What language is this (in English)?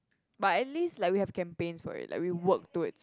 English